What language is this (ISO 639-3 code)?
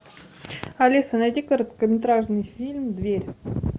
rus